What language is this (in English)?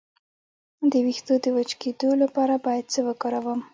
Pashto